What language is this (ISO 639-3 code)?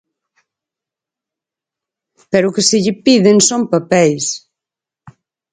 glg